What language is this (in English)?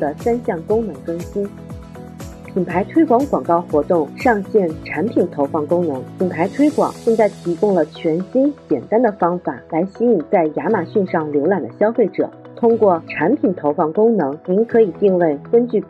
Chinese